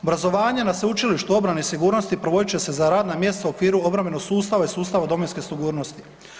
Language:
Croatian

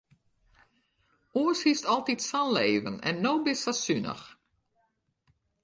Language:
Western Frisian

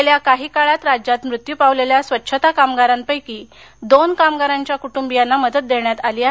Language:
Marathi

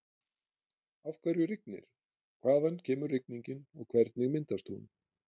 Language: Icelandic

